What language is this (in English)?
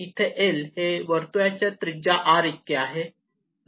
Marathi